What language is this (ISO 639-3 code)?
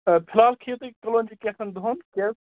kas